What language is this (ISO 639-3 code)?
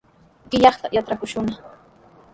qws